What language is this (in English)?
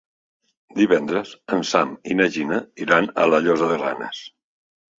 Catalan